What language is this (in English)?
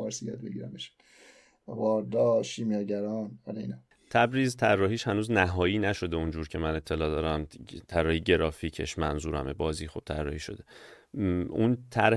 Persian